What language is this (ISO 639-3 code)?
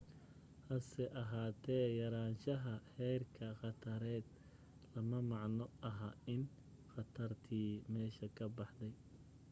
som